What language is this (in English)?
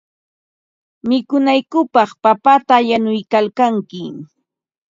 Ambo-Pasco Quechua